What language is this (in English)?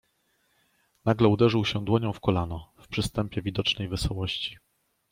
Polish